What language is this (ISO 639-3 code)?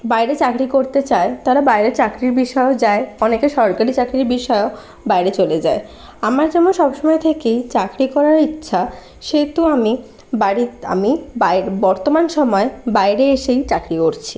ben